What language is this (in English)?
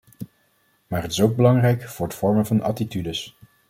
Dutch